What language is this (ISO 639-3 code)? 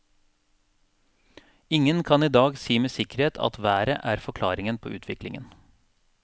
nor